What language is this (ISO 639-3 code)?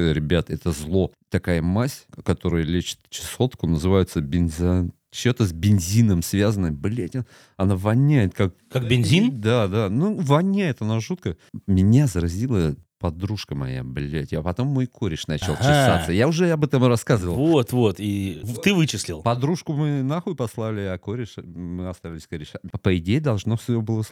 rus